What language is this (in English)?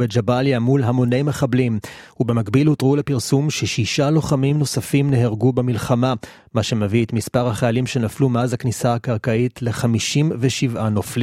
Hebrew